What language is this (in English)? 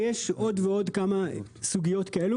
Hebrew